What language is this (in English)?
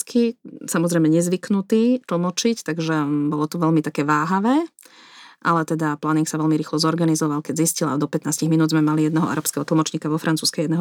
Slovak